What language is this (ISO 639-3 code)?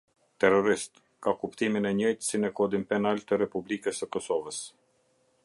sqi